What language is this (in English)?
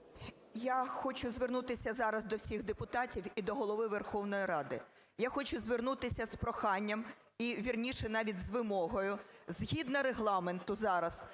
Ukrainian